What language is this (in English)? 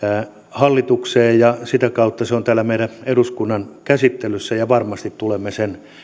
Finnish